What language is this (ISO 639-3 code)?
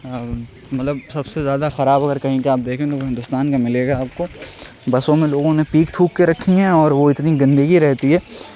urd